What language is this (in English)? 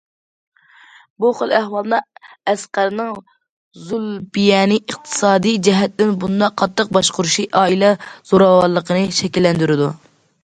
Uyghur